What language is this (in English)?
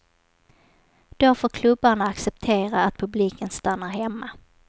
Swedish